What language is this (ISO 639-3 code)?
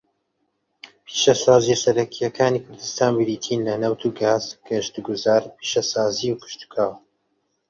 ckb